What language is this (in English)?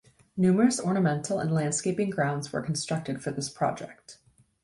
English